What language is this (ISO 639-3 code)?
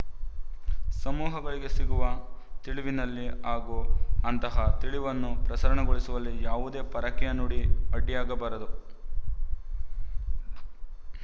kan